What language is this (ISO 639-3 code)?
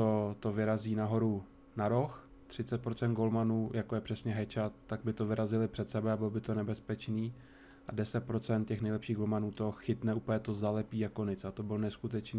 ces